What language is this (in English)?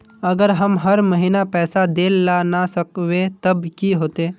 Magahi